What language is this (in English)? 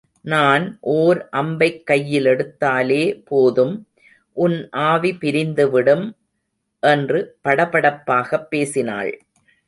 Tamil